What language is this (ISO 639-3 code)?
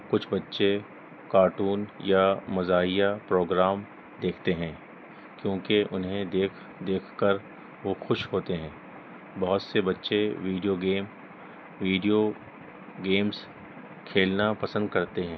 urd